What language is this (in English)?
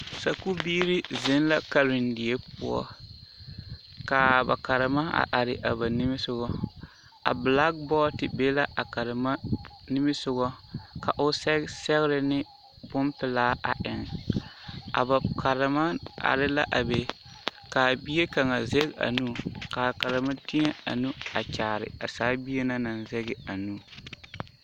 Southern Dagaare